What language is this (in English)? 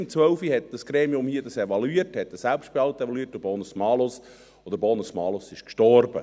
Swiss German